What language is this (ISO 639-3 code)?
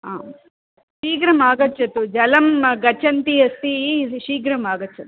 san